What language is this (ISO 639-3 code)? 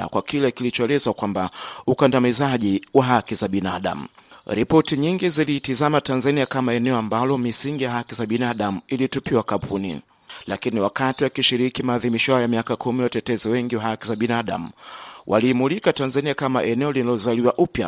swa